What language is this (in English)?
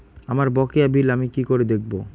Bangla